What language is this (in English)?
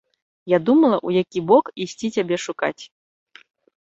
Belarusian